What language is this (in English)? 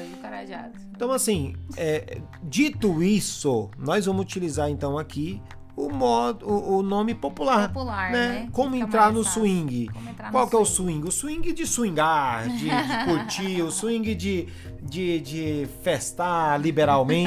Portuguese